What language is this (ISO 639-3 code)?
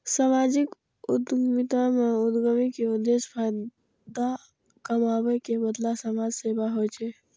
mai